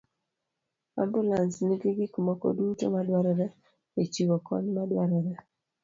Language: Luo (Kenya and Tanzania)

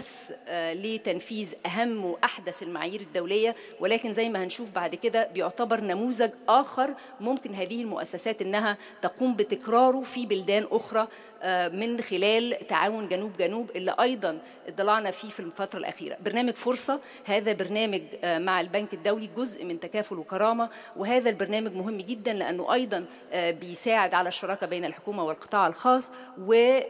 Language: Arabic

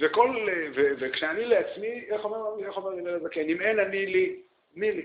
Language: Hebrew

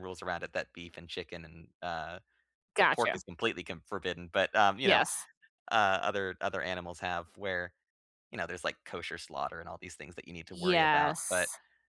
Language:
English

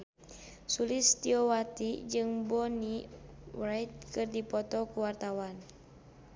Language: Sundanese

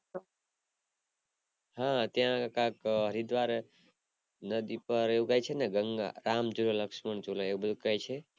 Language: Gujarati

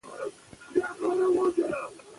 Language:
Pashto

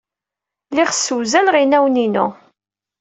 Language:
Kabyle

